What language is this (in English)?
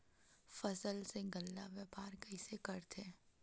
Chhattisgarhi